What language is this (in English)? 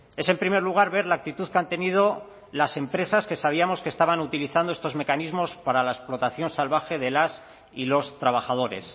Spanish